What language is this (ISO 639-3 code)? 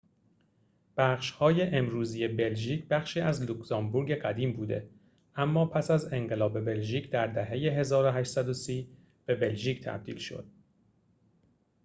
fas